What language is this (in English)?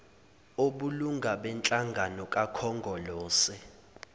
Zulu